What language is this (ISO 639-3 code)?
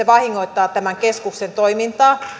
fin